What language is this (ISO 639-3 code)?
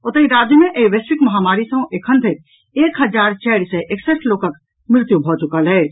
mai